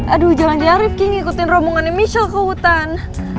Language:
Indonesian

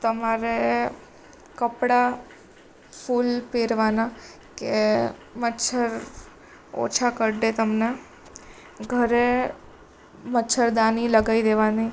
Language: Gujarati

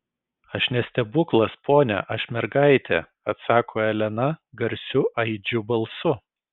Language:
Lithuanian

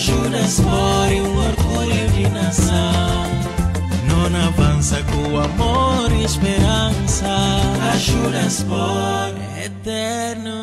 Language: Portuguese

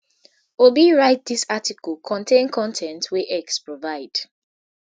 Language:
Nigerian Pidgin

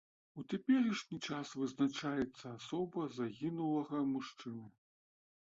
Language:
Belarusian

